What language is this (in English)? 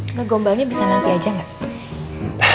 Indonesian